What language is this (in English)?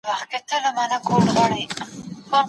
Pashto